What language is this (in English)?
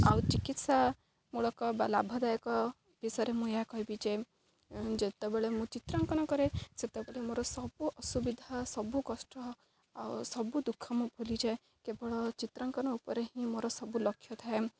Odia